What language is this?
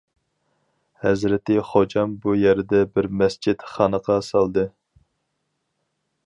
Uyghur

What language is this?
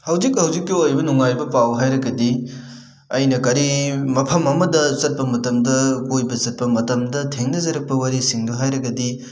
Manipuri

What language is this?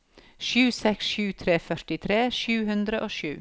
Norwegian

